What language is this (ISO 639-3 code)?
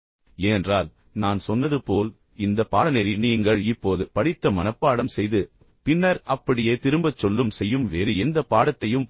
tam